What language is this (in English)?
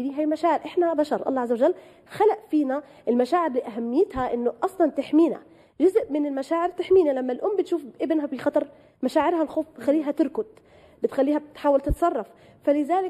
Arabic